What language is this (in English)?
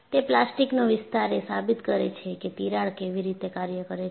Gujarati